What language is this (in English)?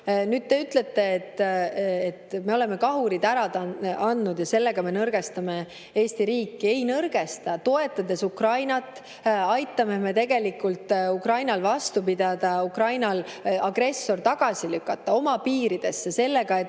Estonian